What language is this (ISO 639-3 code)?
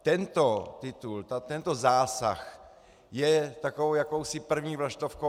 ces